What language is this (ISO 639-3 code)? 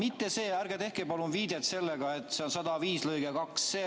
est